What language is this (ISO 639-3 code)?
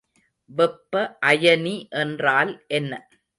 tam